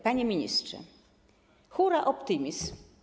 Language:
Polish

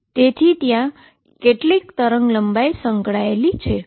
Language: Gujarati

